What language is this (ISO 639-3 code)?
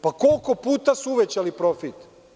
srp